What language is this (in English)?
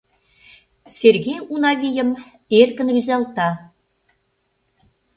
Mari